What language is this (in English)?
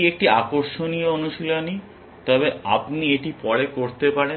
Bangla